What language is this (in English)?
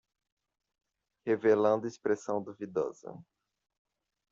Portuguese